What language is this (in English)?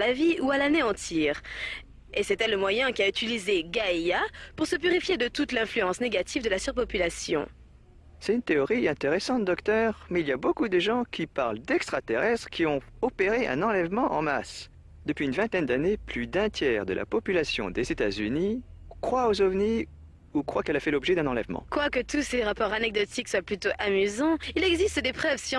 French